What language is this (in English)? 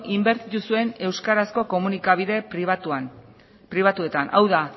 Basque